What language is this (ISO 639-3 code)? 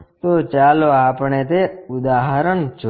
guj